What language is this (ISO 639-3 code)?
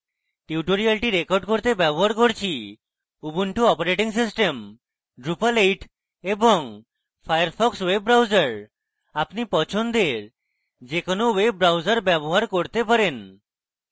ben